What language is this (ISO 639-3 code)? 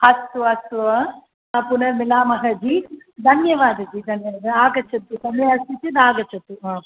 san